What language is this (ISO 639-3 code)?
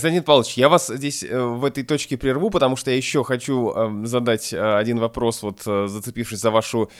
rus